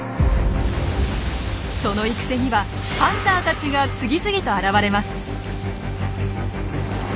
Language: Japanese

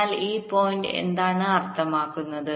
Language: Malayalam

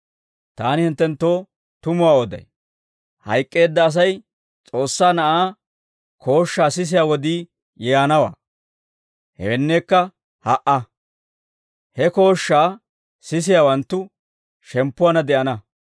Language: Dawro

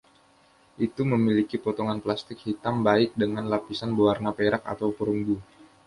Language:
Indonesian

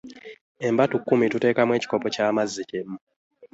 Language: Ganda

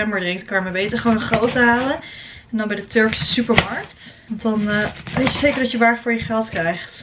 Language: Dutch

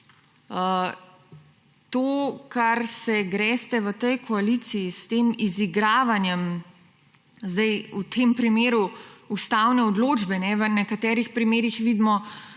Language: Slovenian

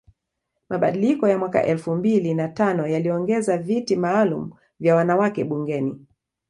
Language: Swahili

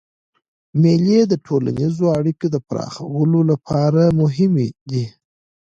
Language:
Pashto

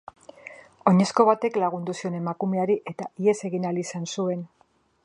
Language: Basque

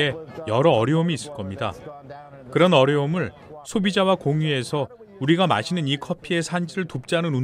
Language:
Korean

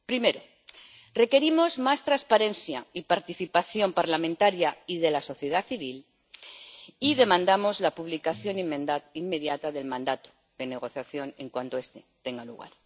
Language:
Spanish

